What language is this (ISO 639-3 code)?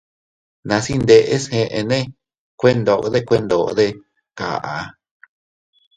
cut